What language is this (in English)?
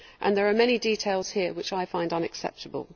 English